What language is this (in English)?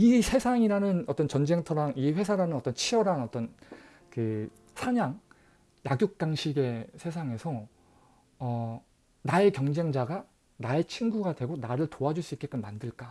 Korean